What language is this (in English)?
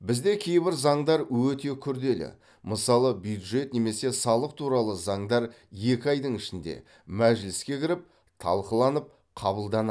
Kazakh